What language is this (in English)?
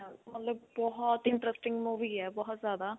Punjabi